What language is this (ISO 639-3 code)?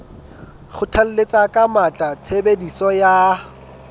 sot